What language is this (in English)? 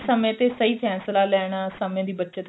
Punjabi